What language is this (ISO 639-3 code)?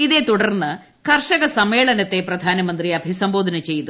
mal